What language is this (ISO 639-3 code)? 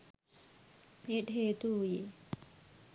sin